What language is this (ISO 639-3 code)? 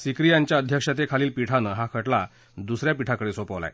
mar